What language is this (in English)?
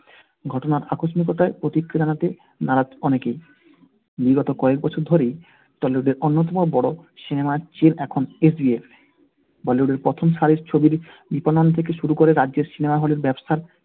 Bangla